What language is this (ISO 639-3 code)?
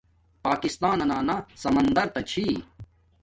dmk